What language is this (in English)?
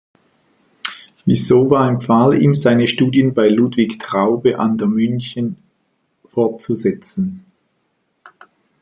German